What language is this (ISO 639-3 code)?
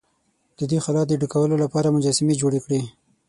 pus